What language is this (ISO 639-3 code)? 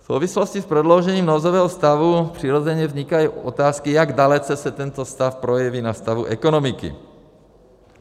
ces